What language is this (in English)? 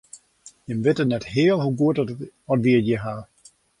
Western Frisian